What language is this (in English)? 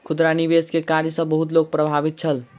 Maithili